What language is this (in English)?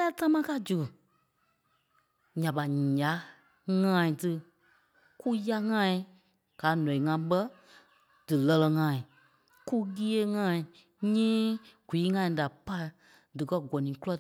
Kpelle